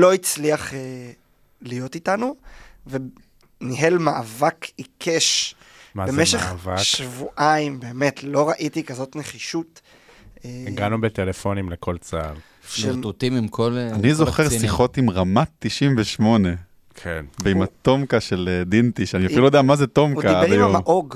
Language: Hebrew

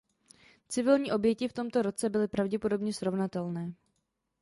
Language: Czech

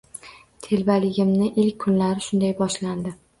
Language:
Uzbek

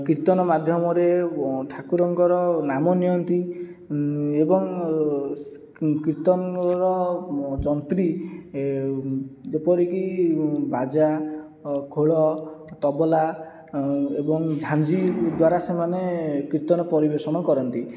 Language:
Odia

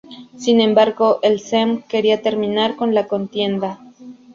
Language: Spanish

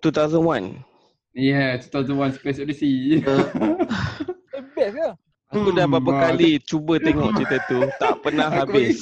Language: Malay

